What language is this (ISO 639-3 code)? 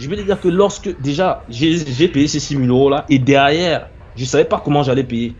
fra